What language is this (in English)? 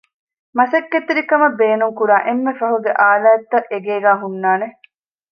Divehi